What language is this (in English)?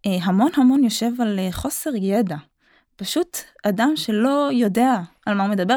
Hebrew